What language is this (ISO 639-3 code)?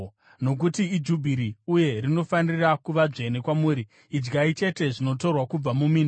sna